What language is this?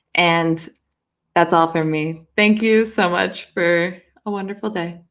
English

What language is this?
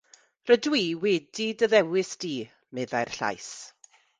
Welsh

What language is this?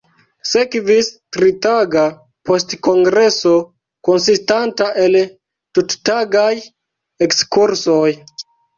Esperanto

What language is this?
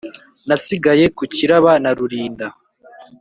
Kinyarwanda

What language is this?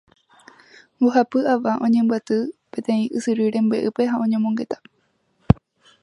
Guarani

